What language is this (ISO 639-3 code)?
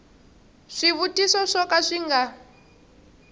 tso